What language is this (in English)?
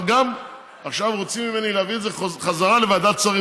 Hebrew